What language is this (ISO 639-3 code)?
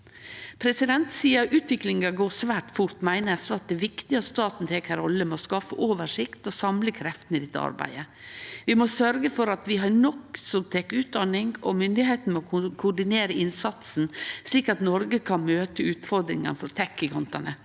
nor